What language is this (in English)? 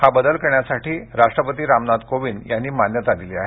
Marathi